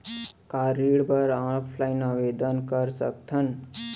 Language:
Chhattisgarhi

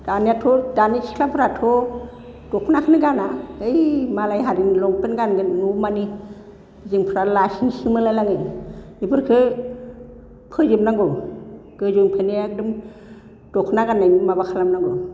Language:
Bodo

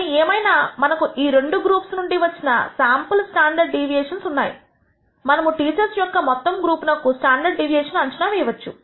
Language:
Telugu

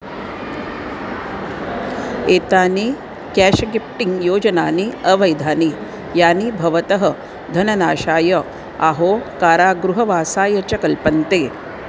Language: Sanskrit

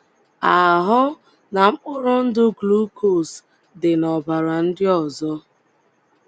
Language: Igbo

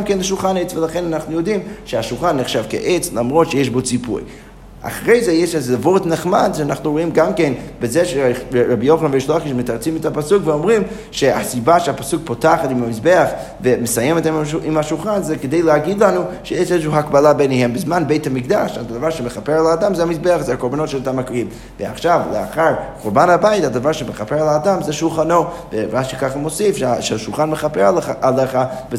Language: Hebrew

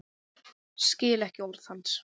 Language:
Icelandic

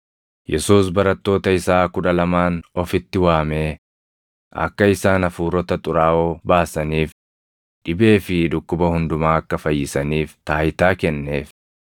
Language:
Oromo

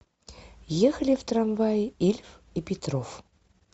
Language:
Russian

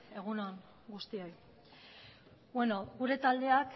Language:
Basque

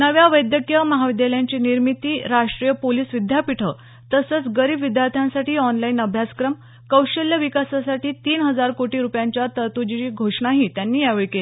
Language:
Marathi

